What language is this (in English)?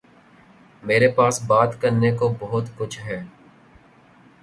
Urdu